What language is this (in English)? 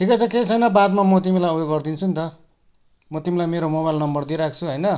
Nepali